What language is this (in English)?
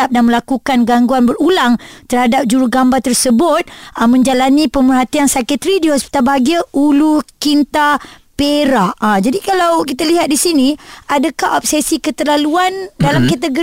Malay